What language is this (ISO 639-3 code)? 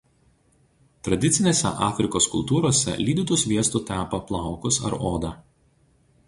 lit